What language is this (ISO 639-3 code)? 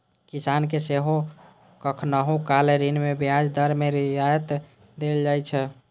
mai